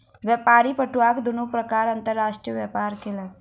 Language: Maithili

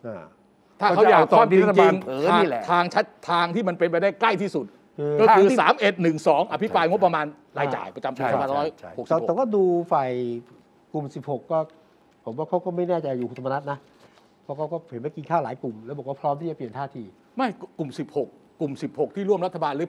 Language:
Thai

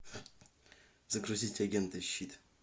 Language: Russian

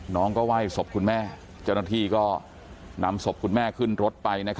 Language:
Thai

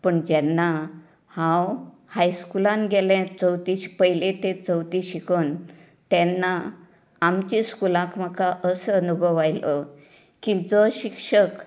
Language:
Konkani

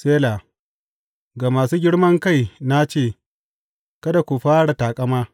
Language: Hausa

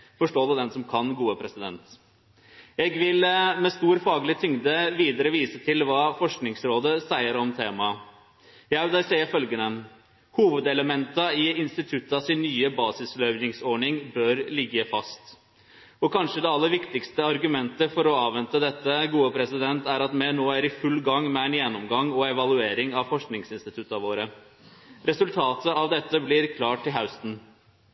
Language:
Norwegian Nynorsk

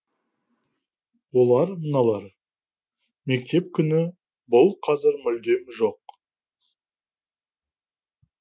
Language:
Kazakh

